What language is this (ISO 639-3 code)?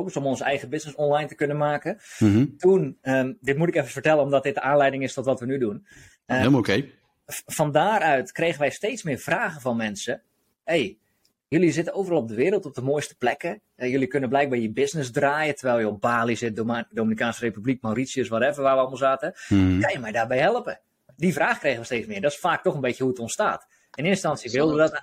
nld